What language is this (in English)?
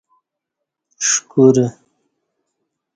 Kati